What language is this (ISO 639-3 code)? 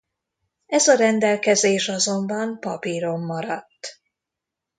hun